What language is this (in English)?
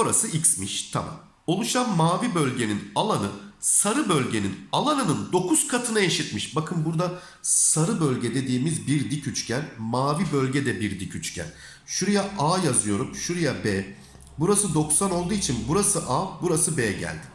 Turkish